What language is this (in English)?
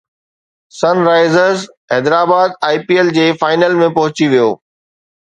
Sindhi